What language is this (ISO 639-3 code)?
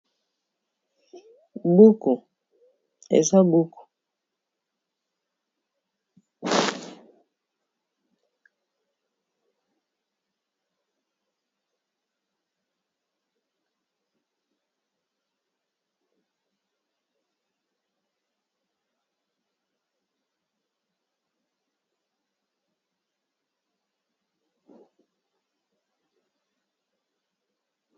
lin